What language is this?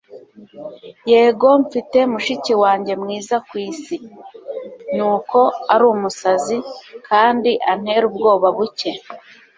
Kinyarwanda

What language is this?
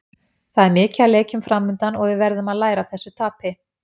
Icelandic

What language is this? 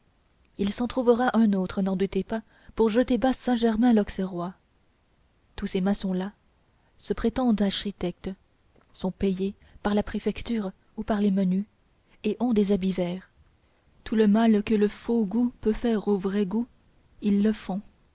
French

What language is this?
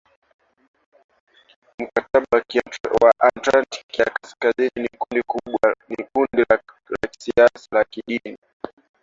Swahili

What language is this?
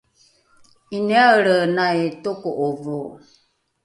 Rukai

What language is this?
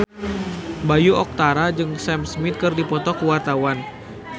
Sundanese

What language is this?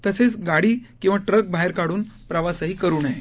Marathi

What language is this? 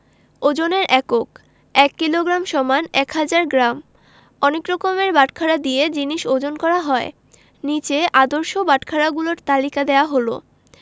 Bangla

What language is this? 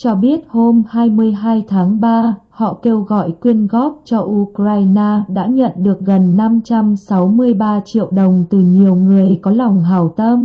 Vietnamese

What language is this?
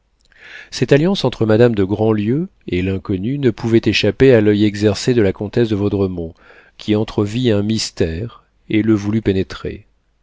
French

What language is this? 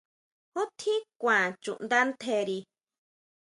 Huautla Mazatec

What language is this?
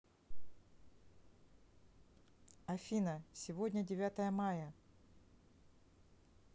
Russian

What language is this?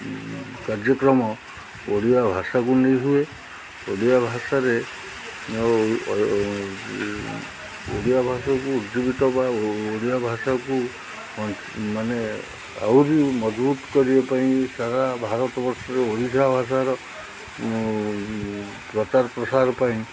Odia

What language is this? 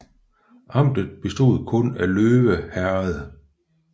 Danish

